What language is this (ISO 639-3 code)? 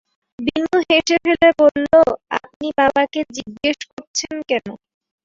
ben